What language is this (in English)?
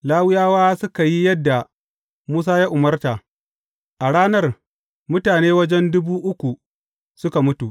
Hausa